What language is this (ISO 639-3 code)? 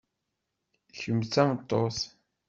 kab